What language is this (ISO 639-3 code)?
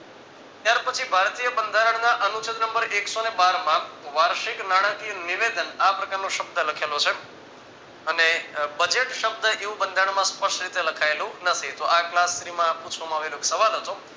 guj